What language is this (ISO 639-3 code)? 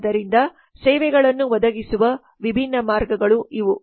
kan